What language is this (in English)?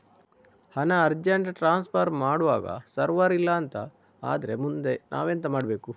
Kannada